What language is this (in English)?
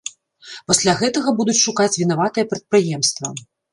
Belarusian